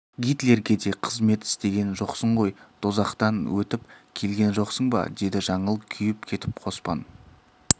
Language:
Kazakh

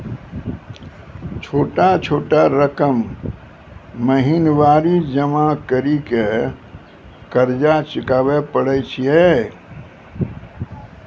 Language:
Maithili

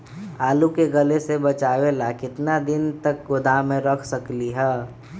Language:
Magahi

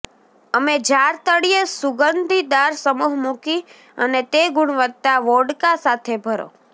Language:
Gujarati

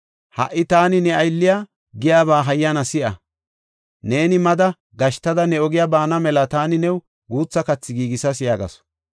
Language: Gofa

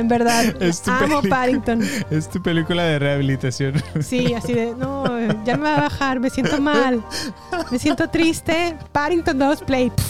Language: Spanish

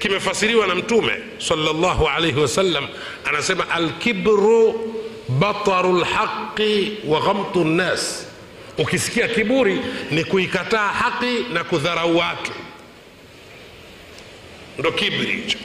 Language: Swahili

